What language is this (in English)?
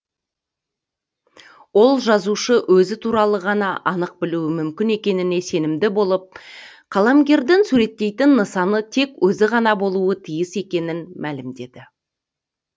Kazakh